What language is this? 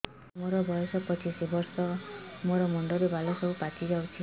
Odia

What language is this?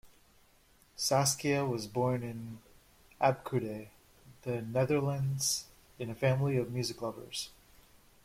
English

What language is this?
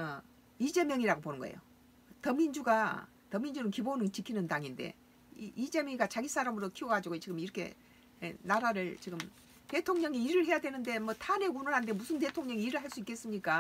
Korean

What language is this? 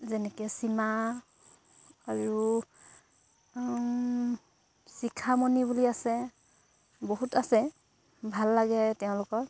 Assamese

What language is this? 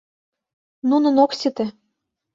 Mari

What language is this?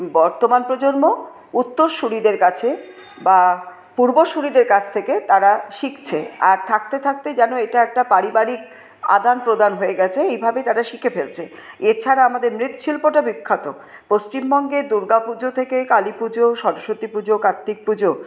Bangla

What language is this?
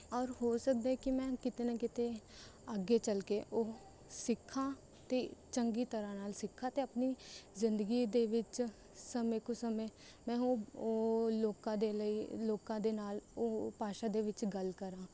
Punjabi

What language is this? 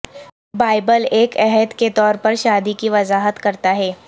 Urdu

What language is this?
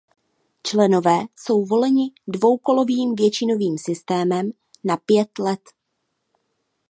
Czech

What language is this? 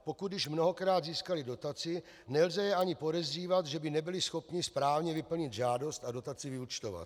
Czech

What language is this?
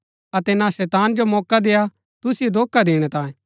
Gaddi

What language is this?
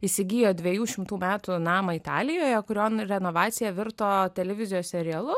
Lithuanian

